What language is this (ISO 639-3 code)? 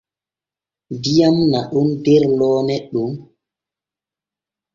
fue